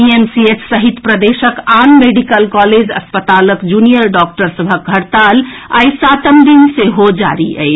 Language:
Maithili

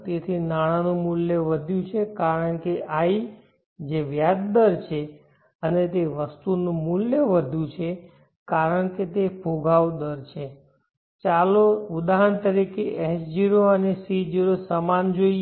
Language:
Gujarati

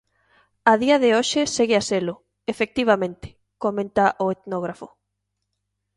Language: Galician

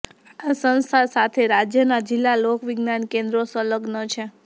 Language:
Gujarati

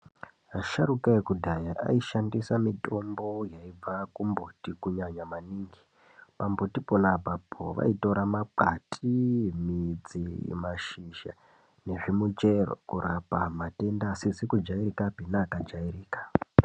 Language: Ndau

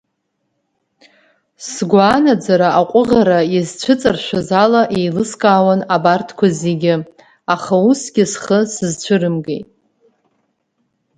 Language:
Abkhazian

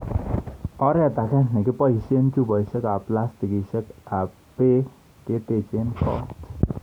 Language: Kalenjin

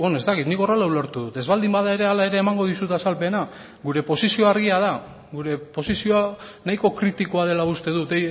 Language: Basque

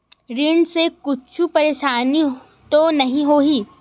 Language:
Chhattisgarhi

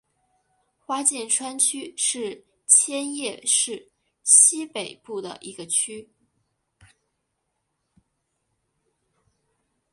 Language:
Chinese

